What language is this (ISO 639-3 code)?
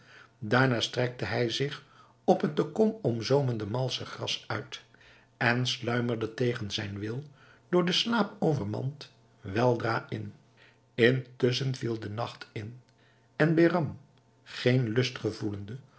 nld